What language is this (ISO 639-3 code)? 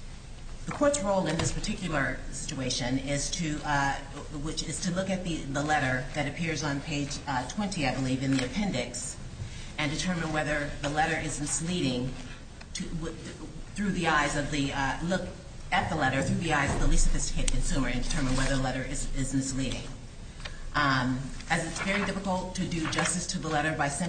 eng